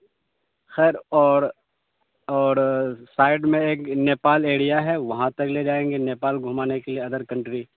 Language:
Urdu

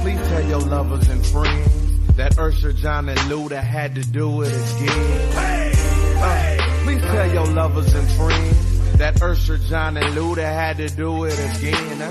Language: English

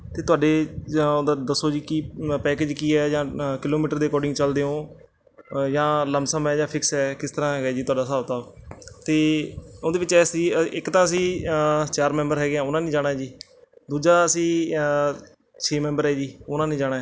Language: Punjabi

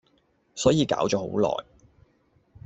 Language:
Cantonese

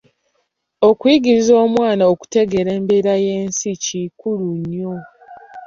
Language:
Ganda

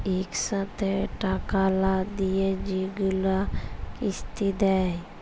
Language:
Bangla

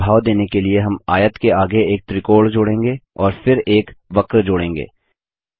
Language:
Hindi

